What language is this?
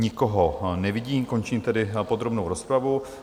Czech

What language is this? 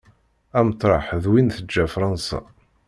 Kabyle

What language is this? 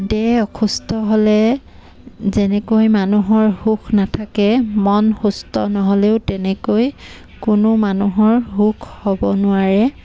Assamese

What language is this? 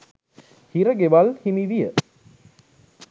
Sinhala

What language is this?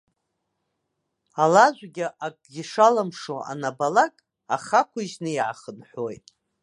Abkhazian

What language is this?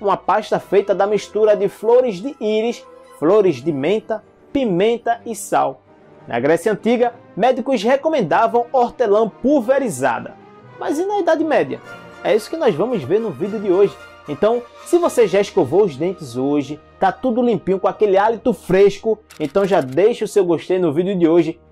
Portuguese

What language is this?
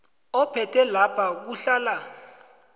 South Ndebele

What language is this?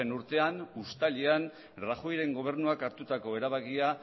Basque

